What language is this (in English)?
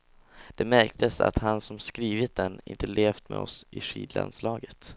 Swedish